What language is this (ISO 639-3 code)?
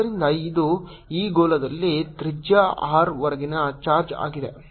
kan